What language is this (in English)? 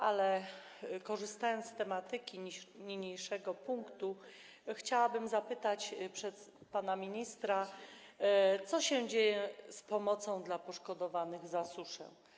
Polish